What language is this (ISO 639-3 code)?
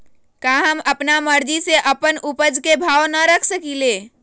mag